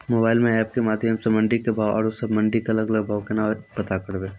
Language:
Maithili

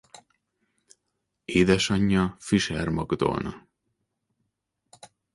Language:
Hungarian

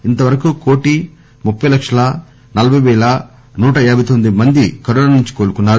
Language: Telugu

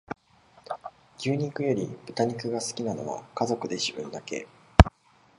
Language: Japanese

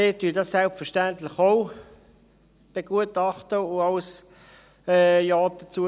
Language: Swiss German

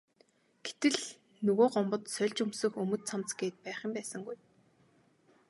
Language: Mongolian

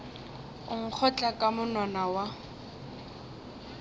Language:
Northern Sotho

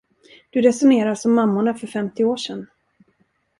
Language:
Swedish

